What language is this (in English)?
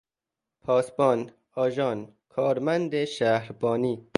Persian